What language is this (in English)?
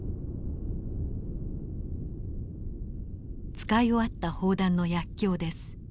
Japanese